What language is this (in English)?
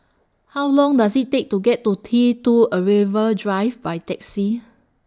English